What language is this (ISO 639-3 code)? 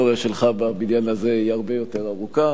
heb